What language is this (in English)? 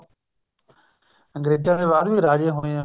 Punjabi